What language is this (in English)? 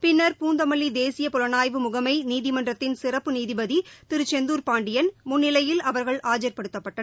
Tamil